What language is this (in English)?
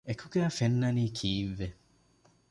Divehi